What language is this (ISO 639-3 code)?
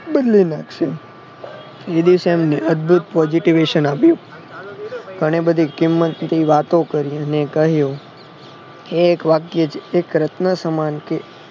guj